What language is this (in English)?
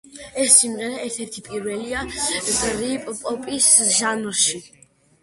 Georgian